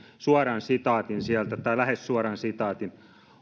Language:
Finnish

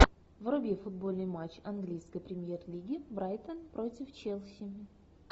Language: Russian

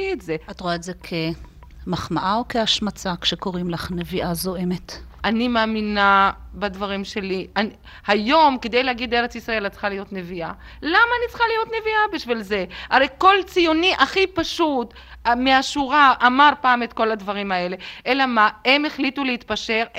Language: Hebrew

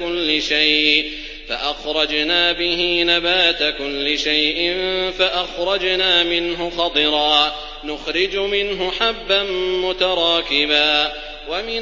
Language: Arabic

